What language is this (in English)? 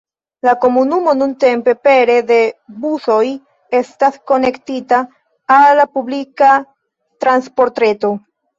Esperanto